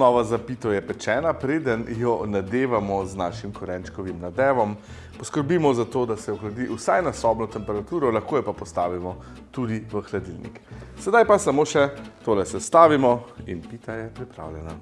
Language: Slovenian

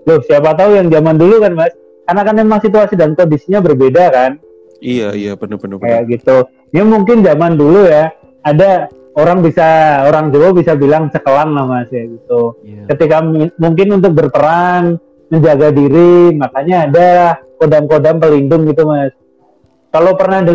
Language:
Indonesian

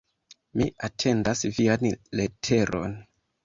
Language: Esperanto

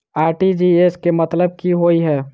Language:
Maithili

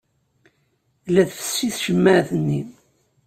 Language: Kabyle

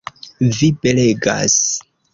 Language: Esperanto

